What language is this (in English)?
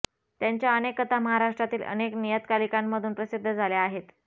Marathi